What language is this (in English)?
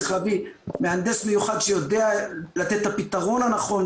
Hebrew